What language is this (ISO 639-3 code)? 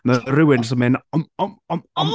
cym